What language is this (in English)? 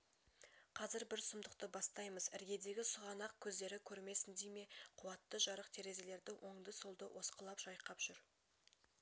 Kazakh